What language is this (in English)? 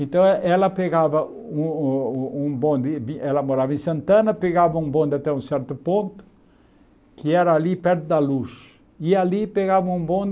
Portuguese